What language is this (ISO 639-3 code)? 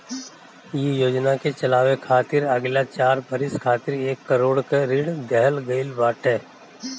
bho